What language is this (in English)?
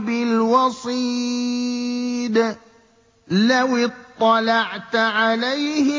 Arabic